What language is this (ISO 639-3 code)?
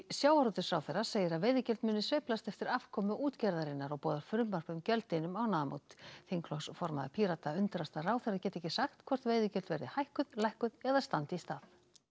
isl